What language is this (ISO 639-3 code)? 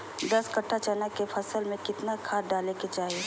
mag